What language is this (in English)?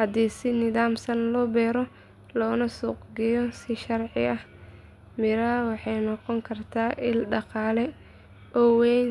Somali